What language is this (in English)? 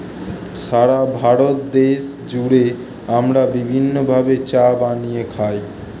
Bangla